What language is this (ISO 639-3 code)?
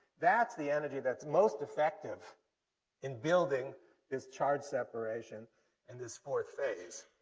eng